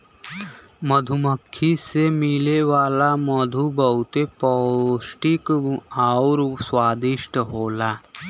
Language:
Bhojpuri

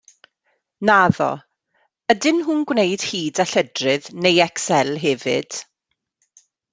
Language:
Welsh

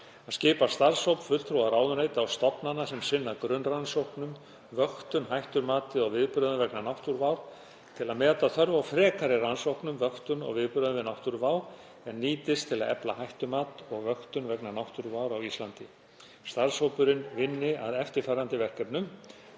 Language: Icelandic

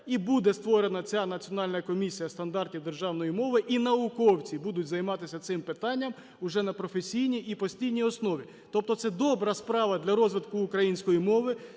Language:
Ukrainian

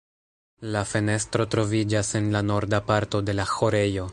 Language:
Esperanto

